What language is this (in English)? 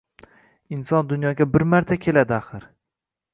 Uzbek